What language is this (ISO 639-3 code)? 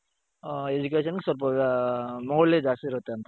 kan